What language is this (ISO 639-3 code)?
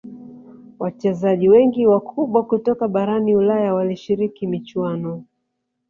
swa